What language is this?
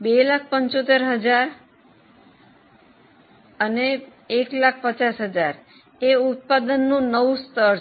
Gujarati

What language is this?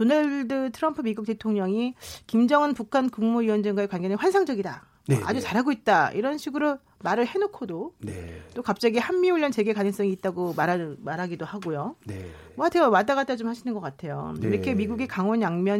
Korean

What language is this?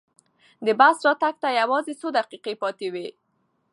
Pashto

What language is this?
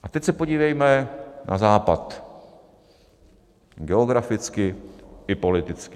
Czech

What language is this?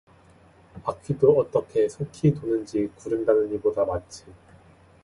Korean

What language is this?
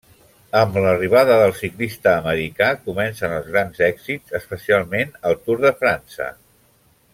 Catalan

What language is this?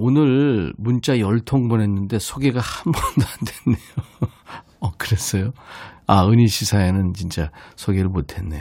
Korean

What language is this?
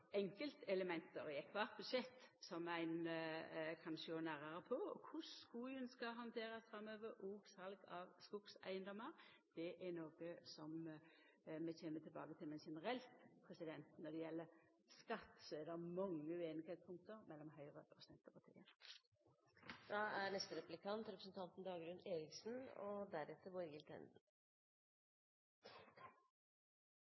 Norwegian Nynorsk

